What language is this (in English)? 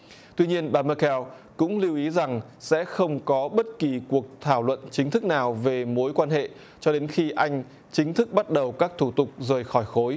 Vietnamese